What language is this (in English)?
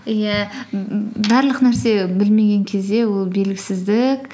Kazakh